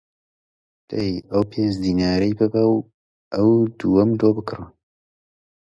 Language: Central Kurdish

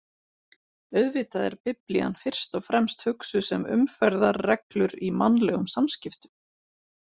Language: Icelandic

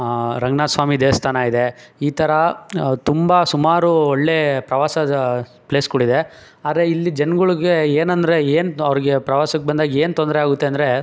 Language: Kannada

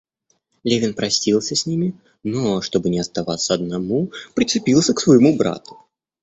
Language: Russian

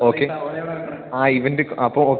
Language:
Malayalam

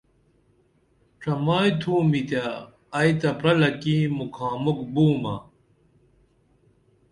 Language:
Dameli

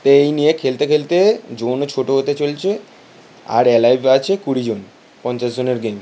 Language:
Bangla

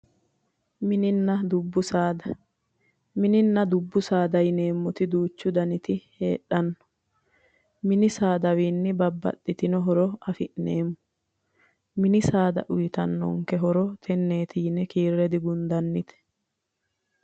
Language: Sidamo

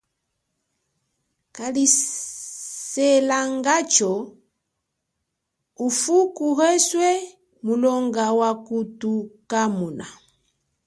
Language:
Chokwe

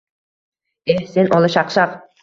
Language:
Uzbek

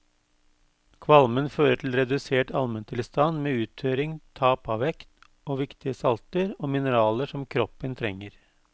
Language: Norwegian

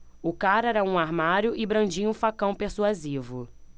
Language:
Portuguese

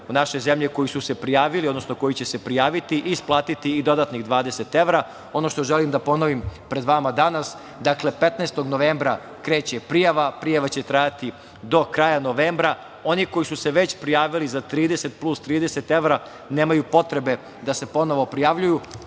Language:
Serbian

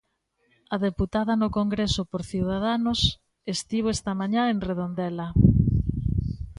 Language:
Galician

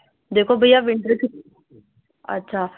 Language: Urdu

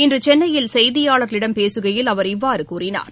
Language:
Tamil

